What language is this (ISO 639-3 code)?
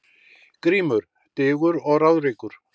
isl